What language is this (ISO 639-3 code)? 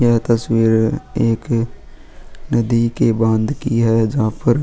hin